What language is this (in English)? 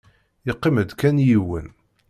Kabyle